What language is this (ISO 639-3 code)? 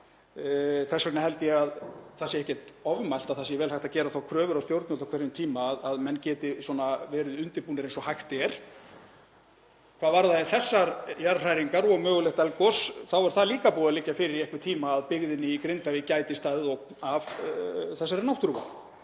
isl